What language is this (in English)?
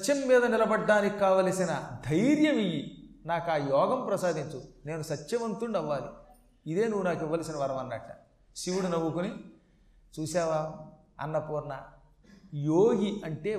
Telugu